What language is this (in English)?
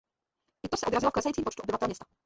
Czech